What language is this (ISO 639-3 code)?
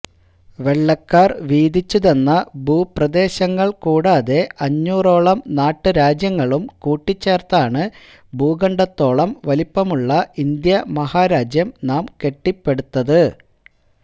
mal